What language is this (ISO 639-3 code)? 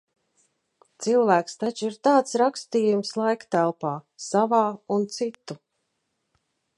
lav